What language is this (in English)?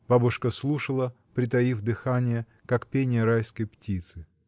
Russian